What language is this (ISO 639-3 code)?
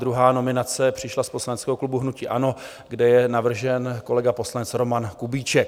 ces